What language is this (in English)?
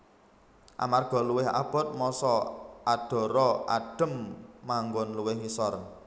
Javanese